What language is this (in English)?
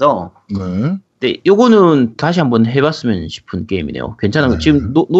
Korean